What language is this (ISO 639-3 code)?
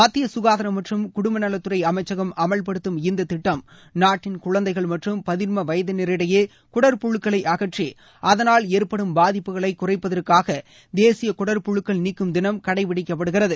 tam